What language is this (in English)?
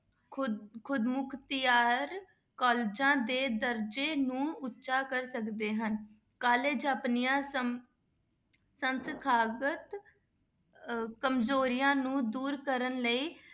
Punjabi